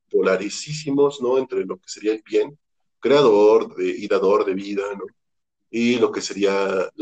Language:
Spanish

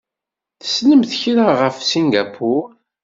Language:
Kabyle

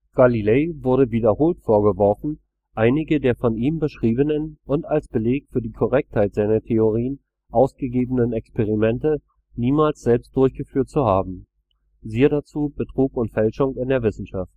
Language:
German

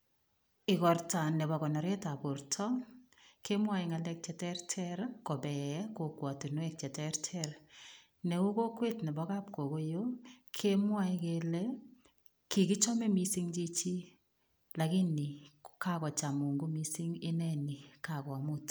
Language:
Kalenjin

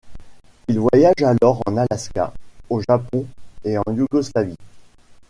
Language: French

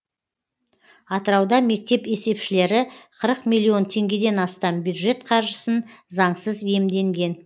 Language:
Kazakh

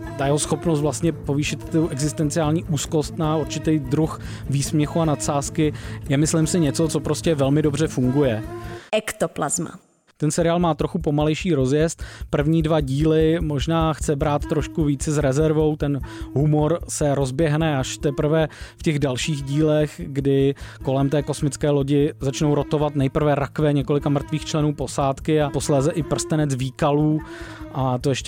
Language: Czech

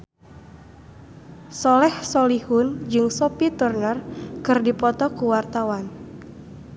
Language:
Sundanese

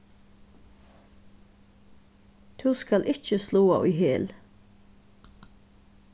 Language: Faroese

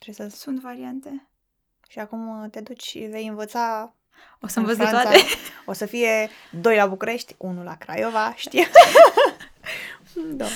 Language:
Romanian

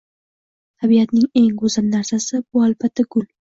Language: Uzbek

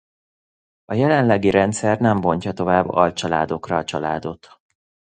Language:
Hungarian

